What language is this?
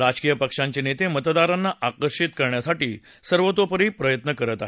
Marathi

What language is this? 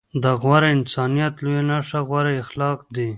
Pashto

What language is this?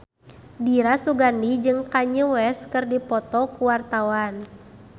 Sundanese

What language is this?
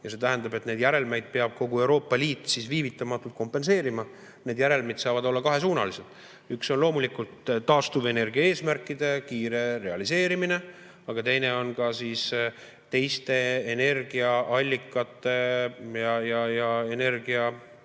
Estonian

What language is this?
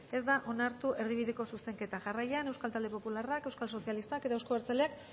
Basque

